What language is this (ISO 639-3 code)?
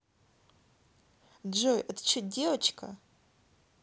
rus